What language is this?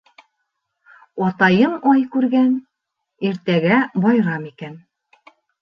Bashkir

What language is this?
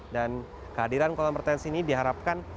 Indonesian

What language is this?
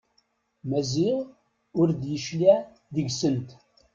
Kabyle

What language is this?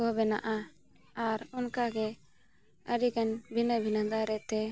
Santali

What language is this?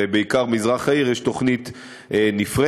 Hebrew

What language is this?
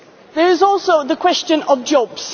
English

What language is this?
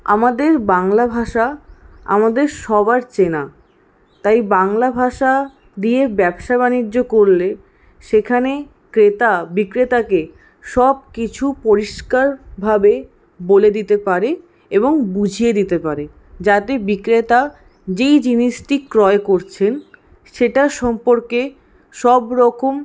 Bangla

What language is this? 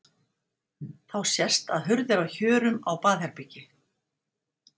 Icelandic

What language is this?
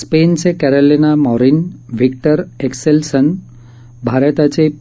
Marathi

